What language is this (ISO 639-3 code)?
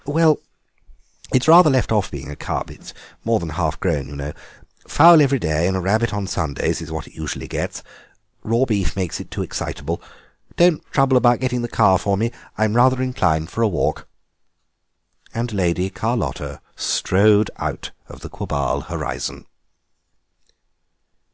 eng